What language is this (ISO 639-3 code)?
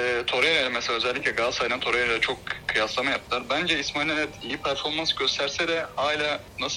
tur